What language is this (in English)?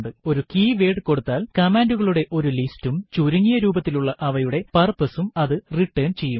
Malayalam